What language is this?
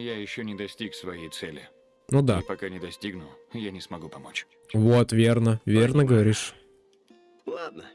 Russian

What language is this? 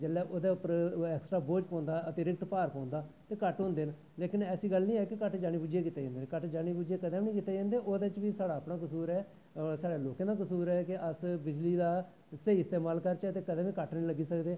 Dogri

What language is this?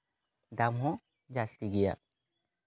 Santali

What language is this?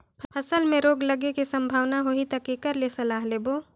Chhattisgarhi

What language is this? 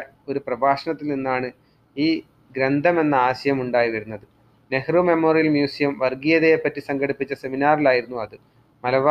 Malayalam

